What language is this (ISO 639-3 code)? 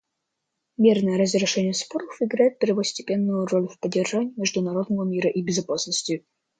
rus